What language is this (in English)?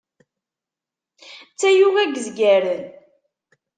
Kabyle